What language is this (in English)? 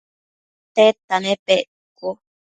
Matsés